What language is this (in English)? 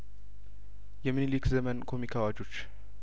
Amharic